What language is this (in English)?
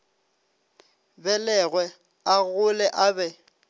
Northern Sotho